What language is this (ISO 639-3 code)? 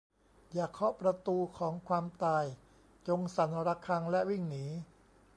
tha